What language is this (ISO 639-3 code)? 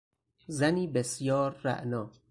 fas